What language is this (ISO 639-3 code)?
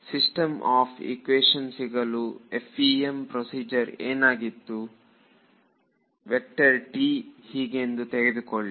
kan